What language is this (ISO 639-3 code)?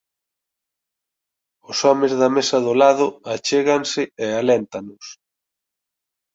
glg